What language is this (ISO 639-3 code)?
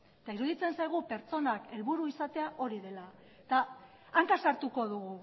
eus